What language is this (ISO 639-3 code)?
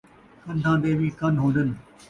skr